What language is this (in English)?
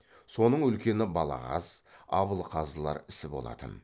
Kazakh